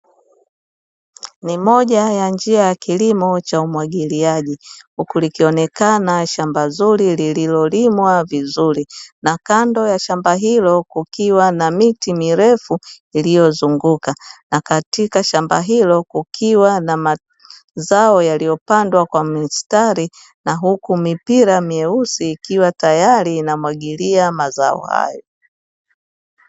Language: Swahili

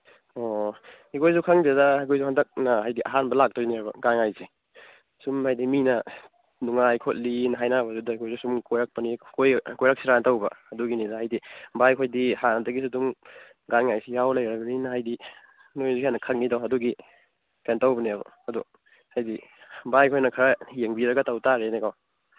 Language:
Manipuri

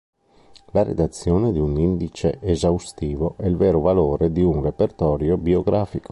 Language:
Italian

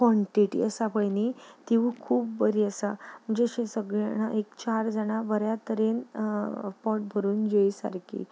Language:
Konkani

